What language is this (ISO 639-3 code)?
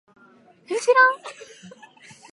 jpn